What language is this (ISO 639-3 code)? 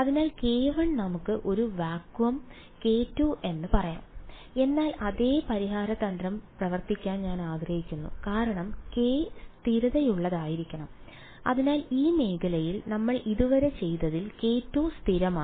mal